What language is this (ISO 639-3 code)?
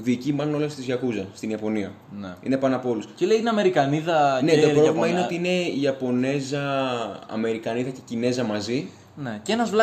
ell